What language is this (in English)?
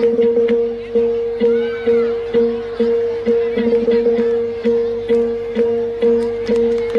Arabic